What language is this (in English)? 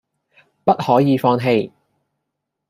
Cantonese